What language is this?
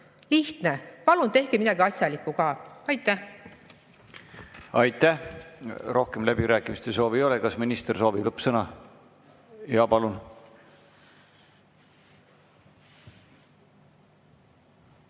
Estonian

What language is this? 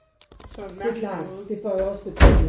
Danish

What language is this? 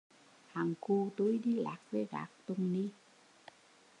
Vietnamese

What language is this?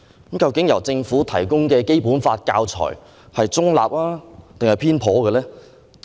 Cantonese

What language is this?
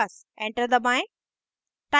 Hindi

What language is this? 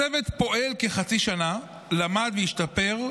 Hebrew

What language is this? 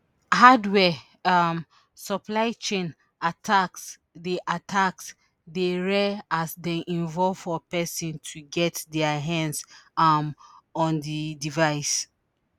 Nigerian Pidgin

